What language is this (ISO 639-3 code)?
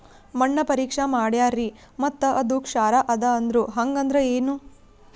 kan